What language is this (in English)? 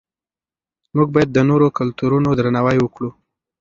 Pashto